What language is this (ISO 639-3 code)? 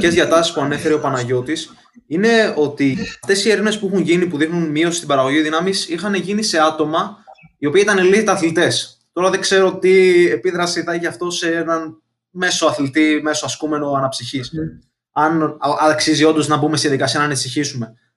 ell